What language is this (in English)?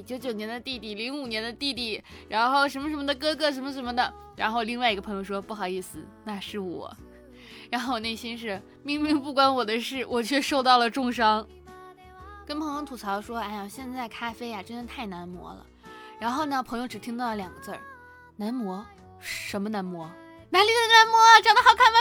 Chinese